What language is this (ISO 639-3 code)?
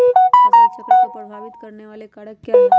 mag